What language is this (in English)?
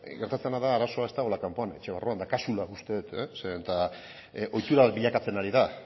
Basque